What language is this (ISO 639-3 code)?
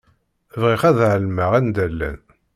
kab